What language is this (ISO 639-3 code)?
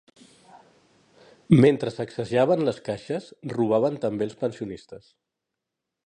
cat